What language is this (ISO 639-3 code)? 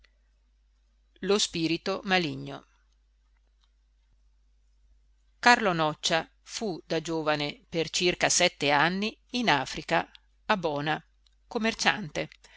ita